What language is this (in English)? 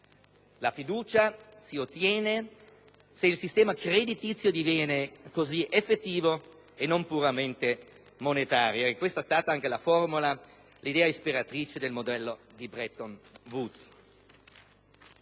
Italian